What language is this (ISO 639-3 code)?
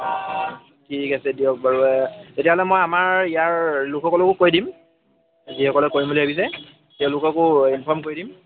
asm